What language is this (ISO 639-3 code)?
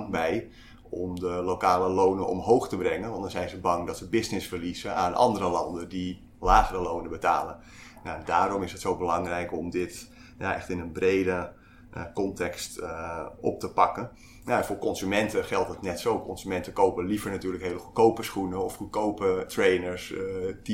nld